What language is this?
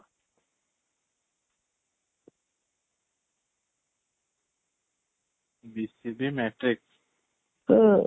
Odia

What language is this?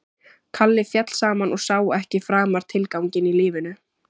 Icelandic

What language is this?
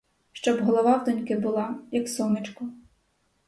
Ukrainian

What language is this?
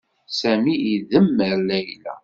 Kabyle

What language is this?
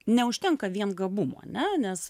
Lithuanian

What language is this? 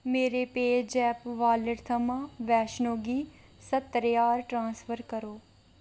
Dogri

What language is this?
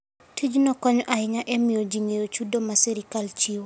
Luo (Kenya and Tanzania)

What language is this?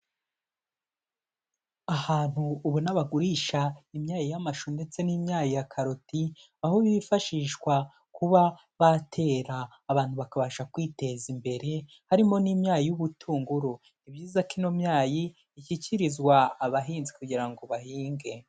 Kinyarwanda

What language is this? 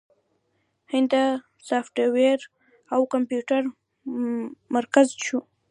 Pashto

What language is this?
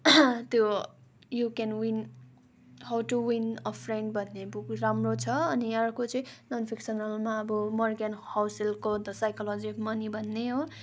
Nepali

